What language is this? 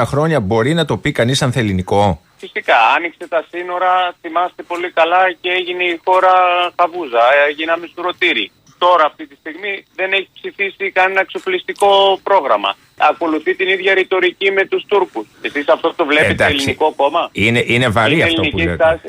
Greek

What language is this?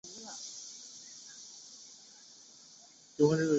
Chinese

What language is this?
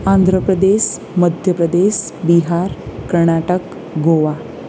Gujarati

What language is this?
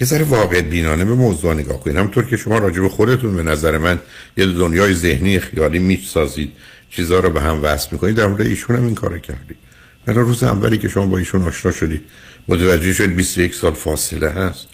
Persian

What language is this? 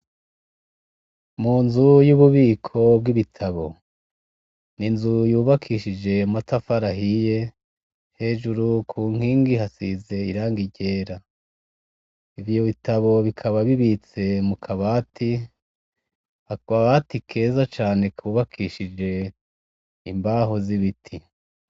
Rundi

